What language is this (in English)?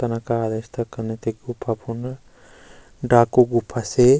Garhwali